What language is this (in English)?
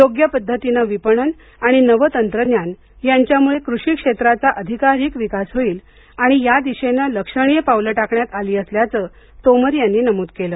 Marathi